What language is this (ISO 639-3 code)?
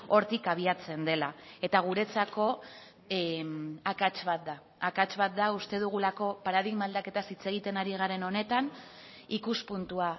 eus